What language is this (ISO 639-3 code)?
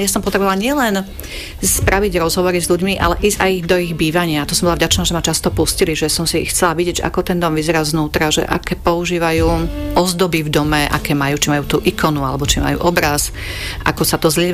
slk